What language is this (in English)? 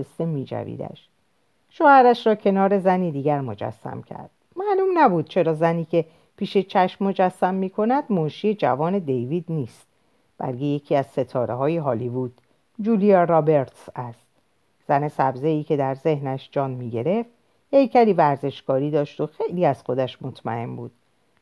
Persian